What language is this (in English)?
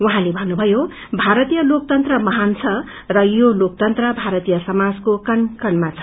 Nepali